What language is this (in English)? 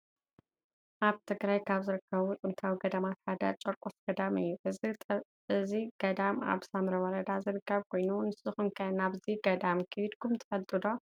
Tigrinya